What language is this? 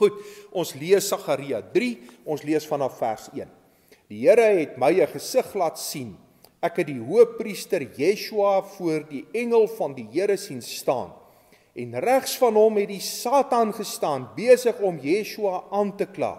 Dutch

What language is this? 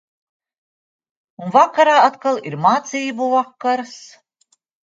Latvian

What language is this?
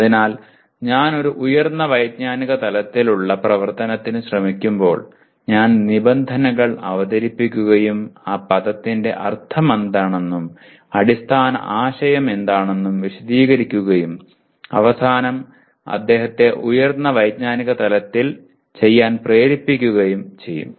Malayalam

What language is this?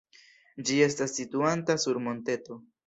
Esperanto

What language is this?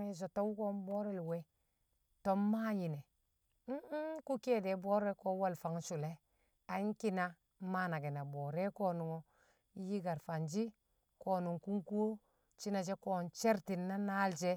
Kamo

